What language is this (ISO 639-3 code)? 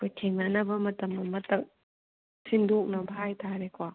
mni